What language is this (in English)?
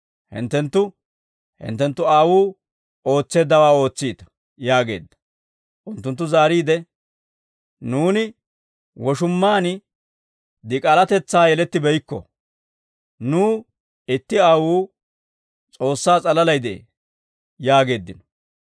Dawro